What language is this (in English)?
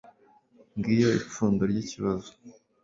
Kinyarwanda